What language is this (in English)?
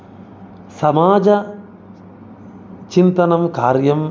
Sanskrit